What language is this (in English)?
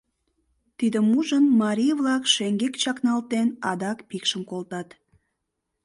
Mari